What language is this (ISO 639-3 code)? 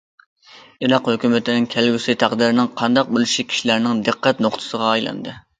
uig